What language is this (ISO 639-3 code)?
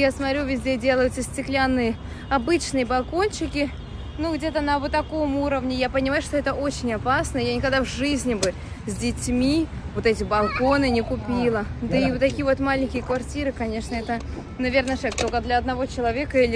rus